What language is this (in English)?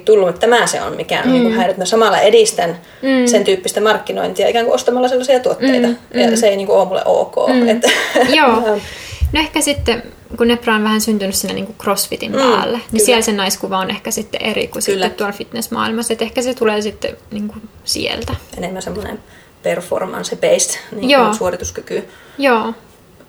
Finnish